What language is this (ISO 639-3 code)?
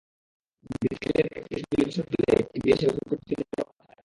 ben